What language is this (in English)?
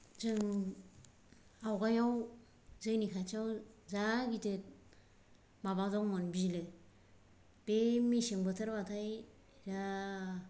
Bodo